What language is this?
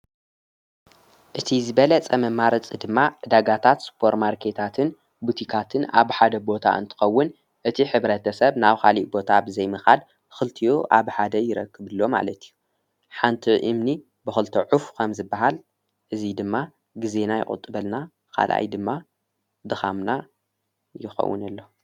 Tigrinya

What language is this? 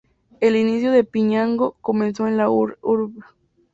Spanish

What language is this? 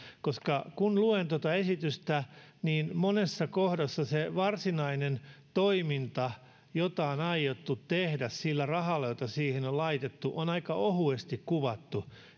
Finnish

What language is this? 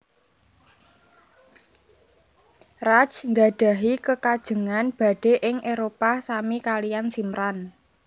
Javanese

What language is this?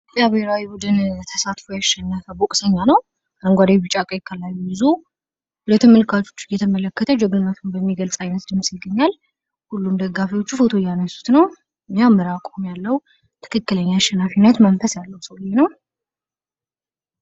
Amharic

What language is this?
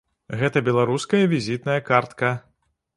Belarusian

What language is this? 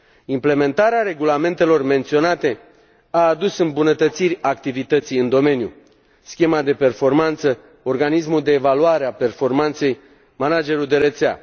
Romanian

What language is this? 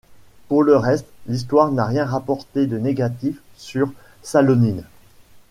French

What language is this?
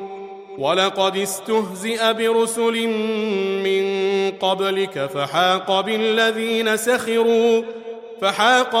Arabic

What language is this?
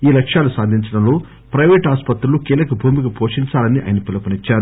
Telugu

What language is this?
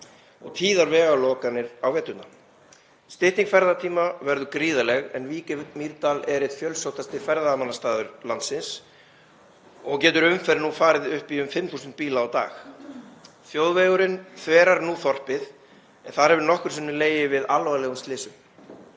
Icelandic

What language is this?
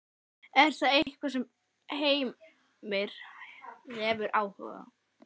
Icelandic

